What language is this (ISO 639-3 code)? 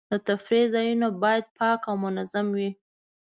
pus